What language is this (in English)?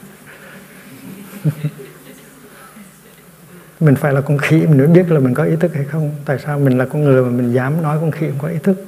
Vietnamese